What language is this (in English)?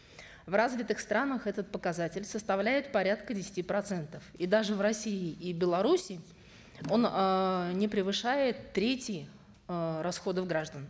Kazakh